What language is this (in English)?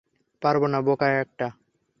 Bangla